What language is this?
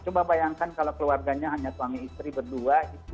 Indonesian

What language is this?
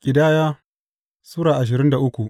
Hausa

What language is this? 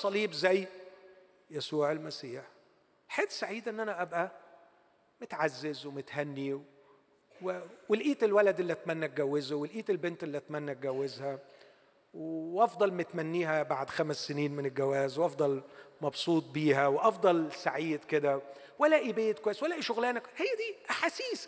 Arabic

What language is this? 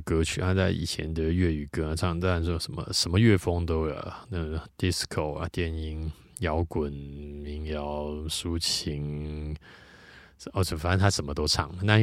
Chinese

